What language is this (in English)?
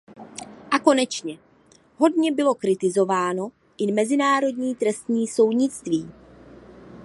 Czech